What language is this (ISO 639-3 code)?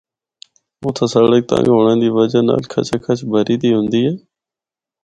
hno